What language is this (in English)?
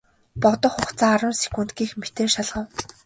Mongolian